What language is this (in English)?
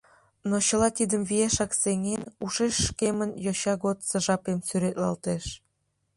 Mari